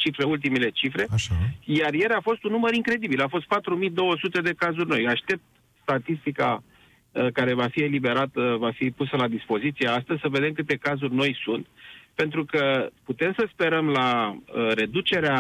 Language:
Romanian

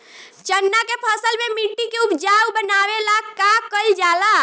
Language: Bhojpuri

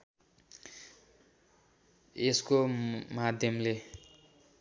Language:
Nepali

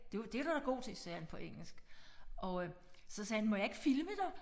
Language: Danish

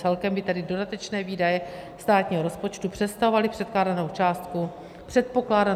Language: Czech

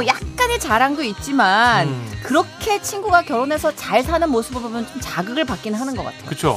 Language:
Korean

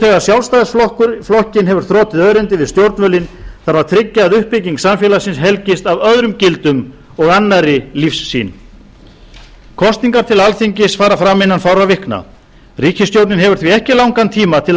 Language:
Icelandic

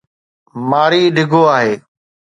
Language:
Sindhi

